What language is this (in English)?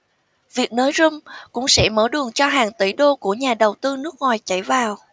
Vietnamese